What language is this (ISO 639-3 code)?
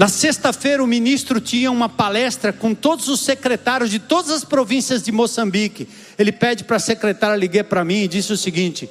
por